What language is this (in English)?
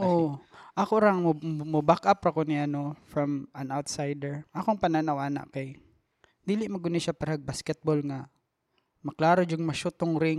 Filipino